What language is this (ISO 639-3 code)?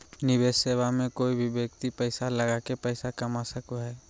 mag